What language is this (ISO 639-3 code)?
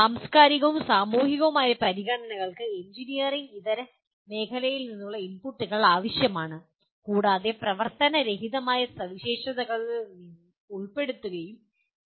mal